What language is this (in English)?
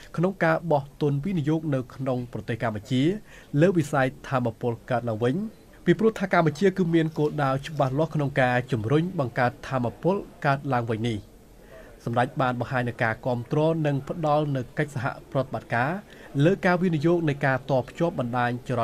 Thai